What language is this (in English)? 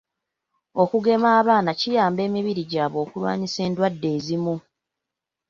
Ganda